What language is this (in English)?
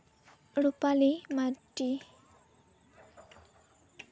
Santali